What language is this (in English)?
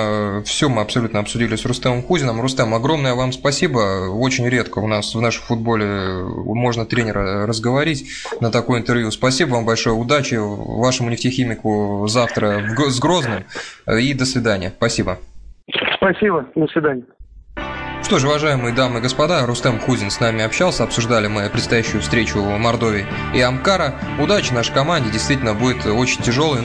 Russian